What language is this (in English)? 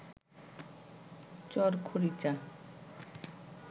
Bangla